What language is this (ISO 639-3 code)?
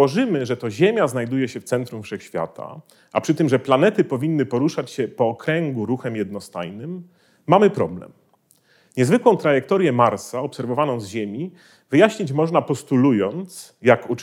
pol